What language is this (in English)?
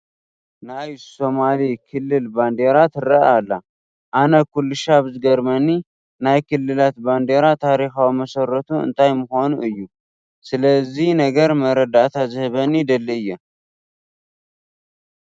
Tigrinya